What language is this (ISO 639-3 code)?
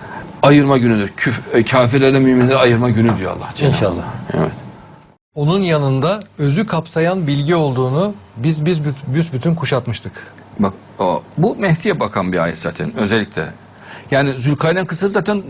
tur